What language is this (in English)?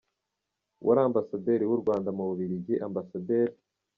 Kinyarwanda